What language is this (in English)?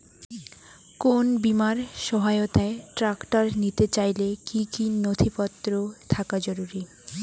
Bangla